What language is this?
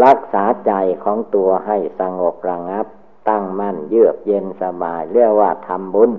Thai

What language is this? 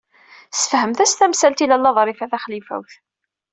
Kabyle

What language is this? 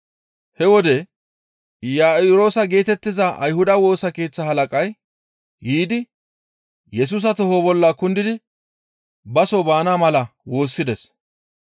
Gamo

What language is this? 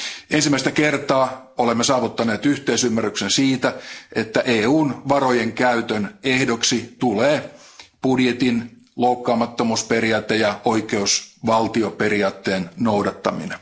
Finnish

